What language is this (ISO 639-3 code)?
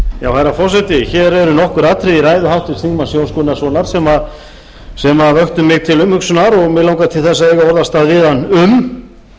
isl